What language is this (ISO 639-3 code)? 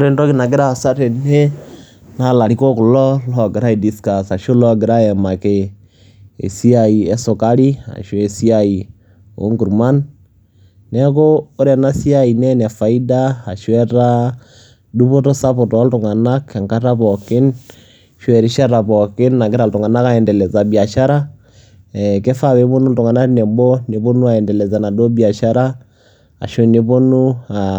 mas